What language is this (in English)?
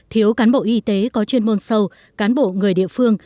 Vietnamese